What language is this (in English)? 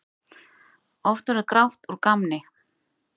Icelandic